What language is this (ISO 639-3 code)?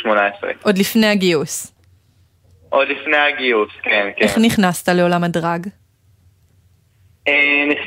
heb